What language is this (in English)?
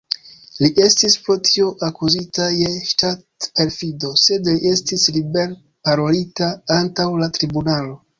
Esperanto